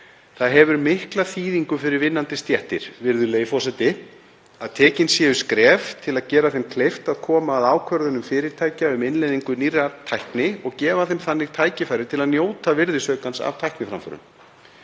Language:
Icelandic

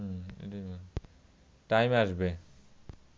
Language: Bangla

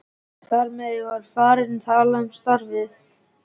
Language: Icelandic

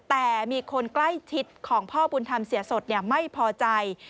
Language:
Thai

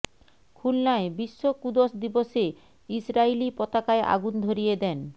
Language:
Bangla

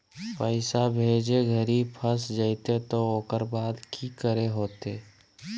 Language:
Magahi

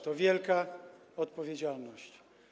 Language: Polish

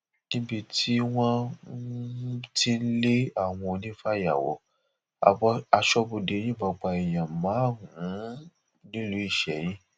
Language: Yoruba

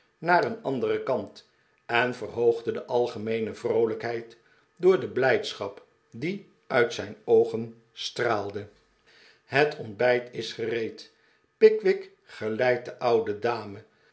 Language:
Dutch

